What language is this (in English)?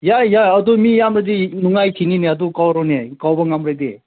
Manipuri